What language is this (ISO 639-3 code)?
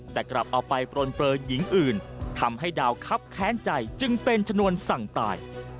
tha